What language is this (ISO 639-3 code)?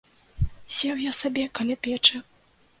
bel